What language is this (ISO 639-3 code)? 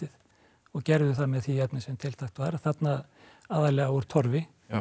isl